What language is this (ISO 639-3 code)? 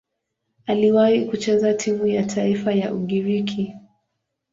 swa